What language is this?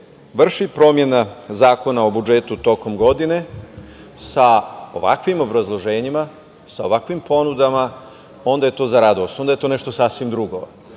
Serbian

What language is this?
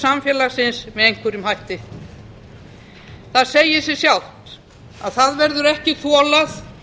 Icelandic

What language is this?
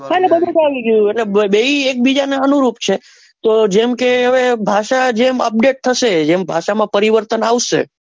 Gujarati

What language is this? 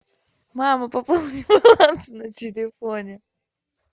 Russian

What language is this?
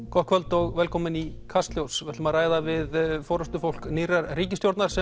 Icelandic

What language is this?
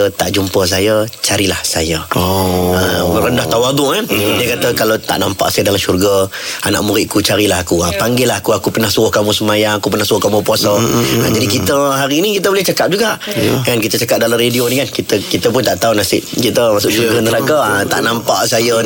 Malay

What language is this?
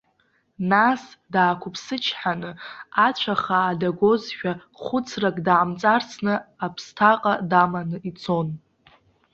Abkhazian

